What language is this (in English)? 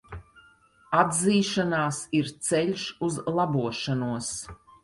Latvian